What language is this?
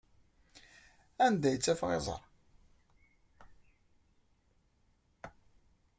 Kabyle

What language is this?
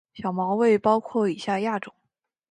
Chinese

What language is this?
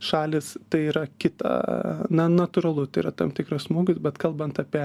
Lithuanian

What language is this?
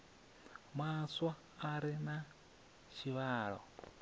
Venda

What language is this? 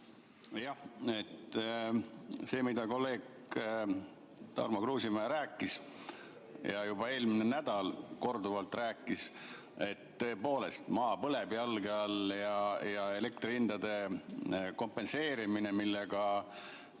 Estonian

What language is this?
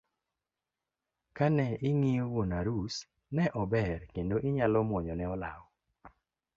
Luo (Kenya and Tanzania)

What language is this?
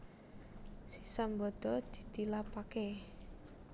Javanese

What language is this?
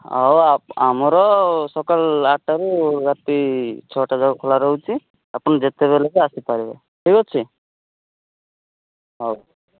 Odia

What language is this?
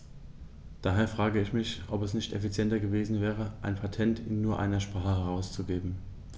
German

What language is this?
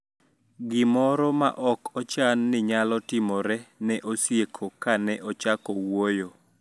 Luo (Kenya and Tanzania)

